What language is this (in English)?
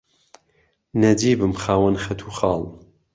Central Kurdish